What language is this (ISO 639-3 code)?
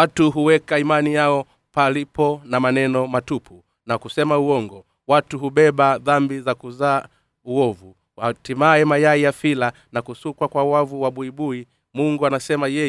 swa